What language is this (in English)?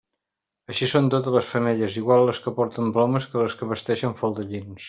Catalan